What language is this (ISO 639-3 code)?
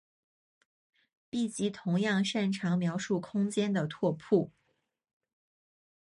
zho